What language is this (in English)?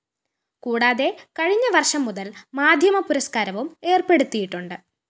Malayalam